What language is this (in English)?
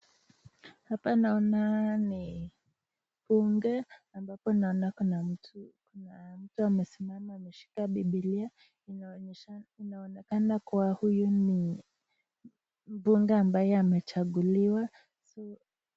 Swahili